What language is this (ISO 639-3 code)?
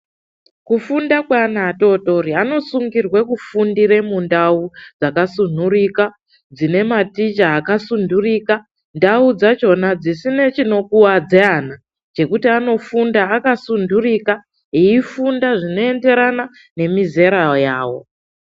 ndc